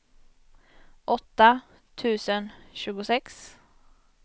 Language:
Swedish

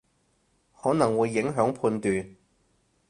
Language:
Cantonese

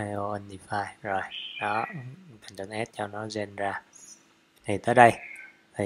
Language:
Vietnamese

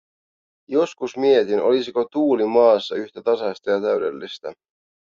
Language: Finnish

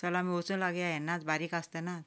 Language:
Konkani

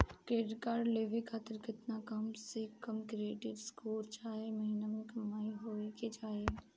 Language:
Bhojpuri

